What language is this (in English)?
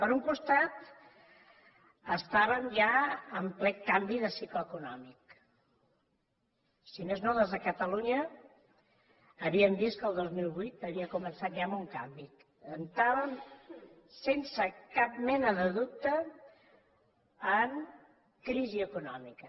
Catalan